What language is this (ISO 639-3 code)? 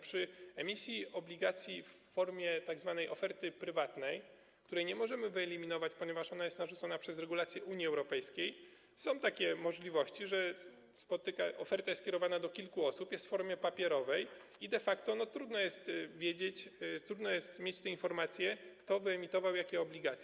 pol